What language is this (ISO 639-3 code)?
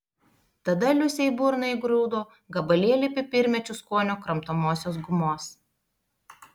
lit